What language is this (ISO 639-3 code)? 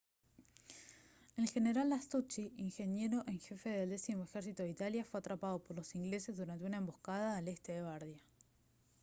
spa